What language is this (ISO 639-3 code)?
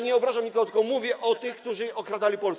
pol